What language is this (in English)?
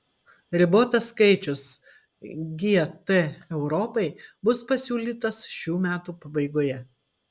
Lithuanian